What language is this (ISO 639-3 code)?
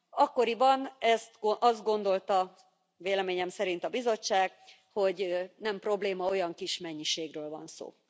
hun